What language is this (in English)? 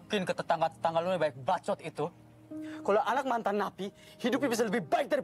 Indonesian